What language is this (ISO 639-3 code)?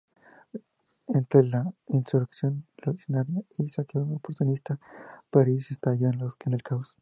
spa